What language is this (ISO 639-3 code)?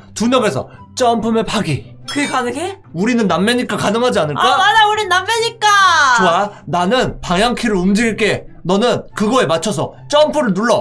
kor